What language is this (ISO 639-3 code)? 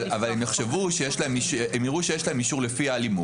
heb